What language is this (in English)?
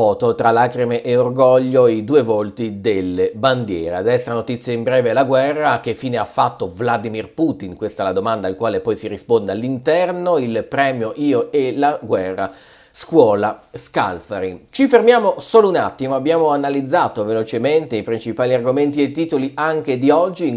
Italian